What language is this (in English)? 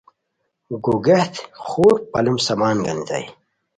Khowar